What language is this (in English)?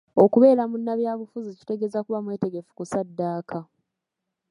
Ganda